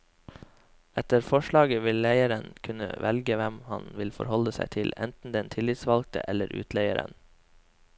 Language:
Norwegian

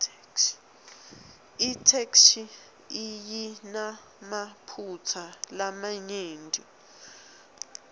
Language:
Swati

